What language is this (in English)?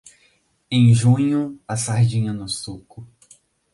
Portuguese